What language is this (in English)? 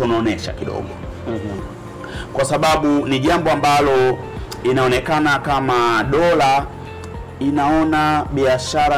Swahili